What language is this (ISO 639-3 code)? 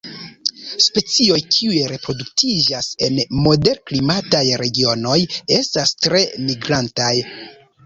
epo